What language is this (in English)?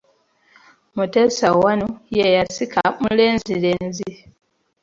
Ganda